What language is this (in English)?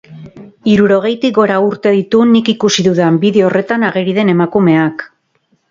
Basque